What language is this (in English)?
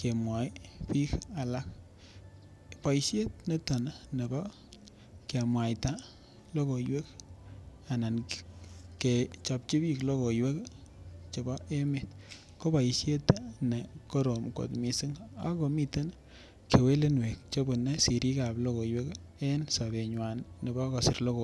Kalenjin